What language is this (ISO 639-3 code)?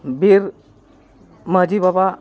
sat